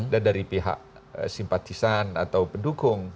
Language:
Indonesian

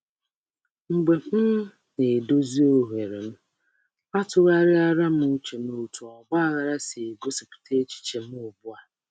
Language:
Igbo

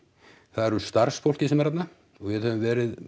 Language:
Icelandic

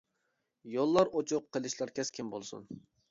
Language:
Uyghur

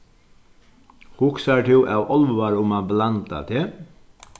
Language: Faroese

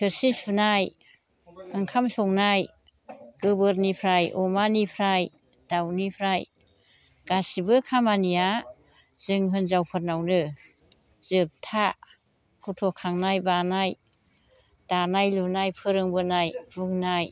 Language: Bodo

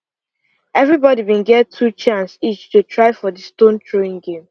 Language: Nigerian Pidgin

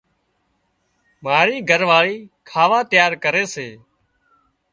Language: Wadiyara Koli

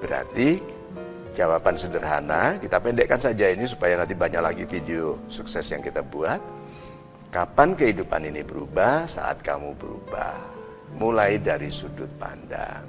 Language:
Indonesian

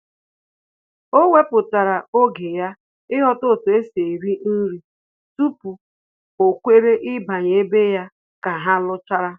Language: Igbo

